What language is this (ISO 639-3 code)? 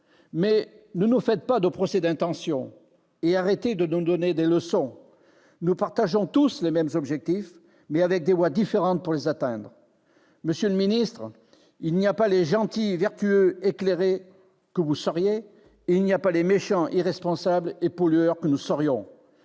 fra